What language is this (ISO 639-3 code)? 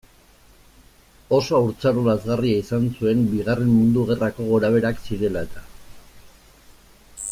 eus